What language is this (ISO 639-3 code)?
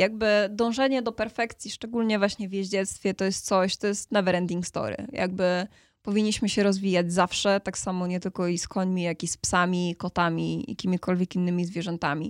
pol